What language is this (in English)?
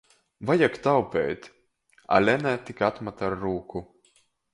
Latgalian